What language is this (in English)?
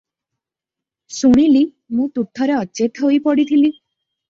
Odia